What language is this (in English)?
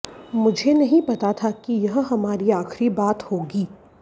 Hindi